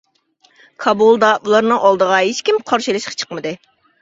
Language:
Uyghur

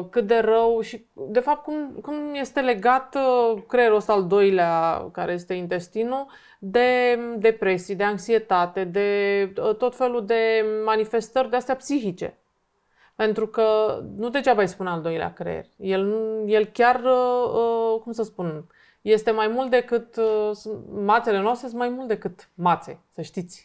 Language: Romanian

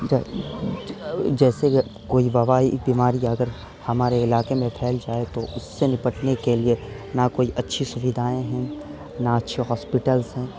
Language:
Urdu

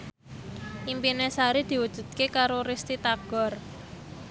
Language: Javanese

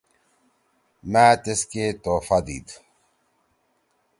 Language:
Torwali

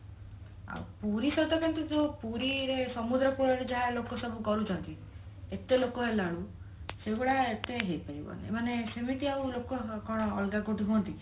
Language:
Odia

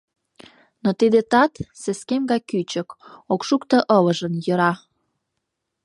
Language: Mari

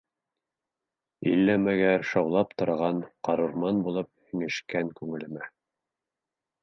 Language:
Bashkir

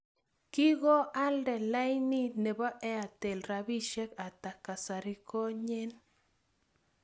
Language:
Kalenjin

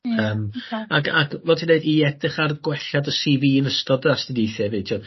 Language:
Welsh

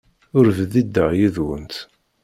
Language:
Kabyle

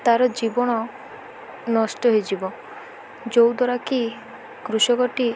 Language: Odia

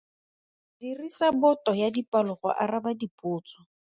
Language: Tswana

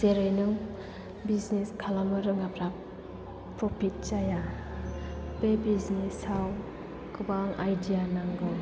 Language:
Bodo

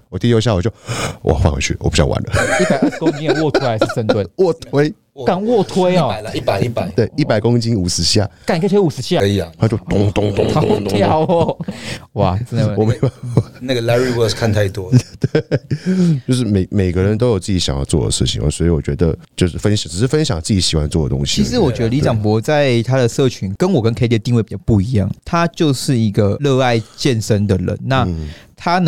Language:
Chinese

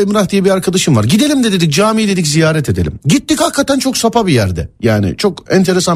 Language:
Turkish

